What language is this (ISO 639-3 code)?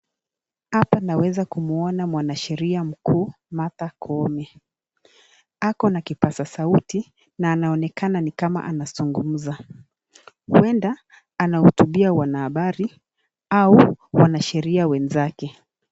swa